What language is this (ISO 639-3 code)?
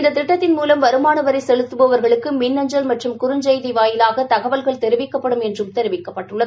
tam